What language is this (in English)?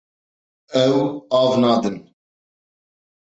Kurdish